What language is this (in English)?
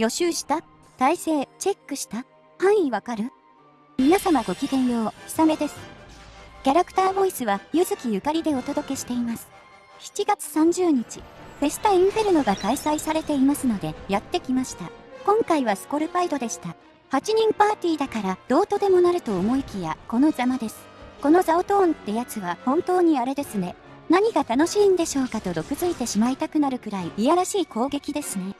Japanese